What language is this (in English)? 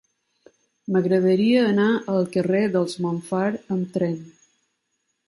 Catalan